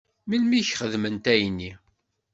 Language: Kabyle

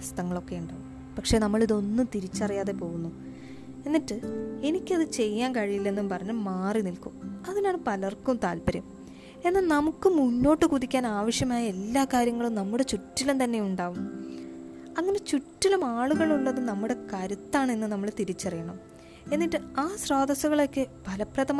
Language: Malayalam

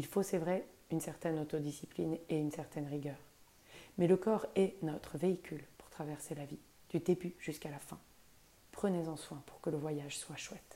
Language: French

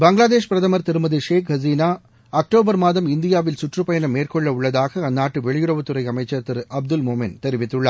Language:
Tamil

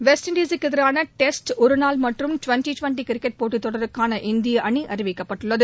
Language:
Tamil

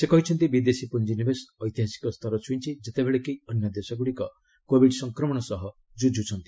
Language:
Odia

